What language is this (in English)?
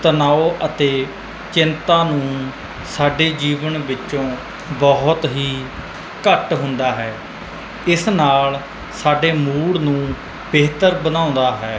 Punjabi